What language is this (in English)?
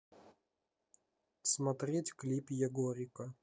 Russian